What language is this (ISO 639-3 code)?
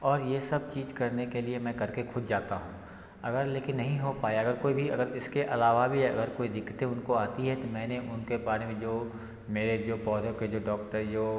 hin